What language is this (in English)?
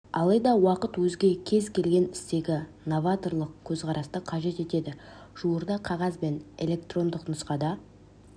Kazakh